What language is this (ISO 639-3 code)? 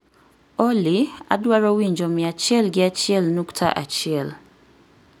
luo